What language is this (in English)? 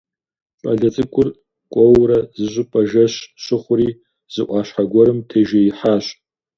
Kabardian